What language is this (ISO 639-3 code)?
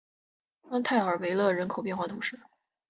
zho